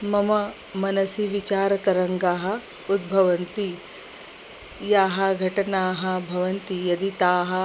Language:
Sanskrit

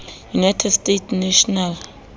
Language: Southern Sotho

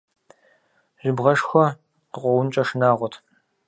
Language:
Kabardian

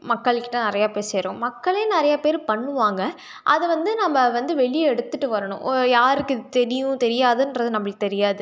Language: Tamil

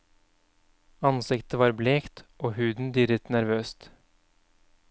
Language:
Norwegian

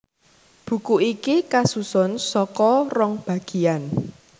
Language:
Javanese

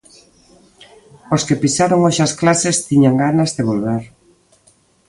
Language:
Galician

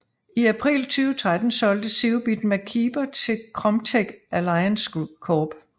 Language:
Danish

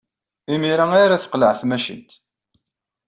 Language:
Kabyle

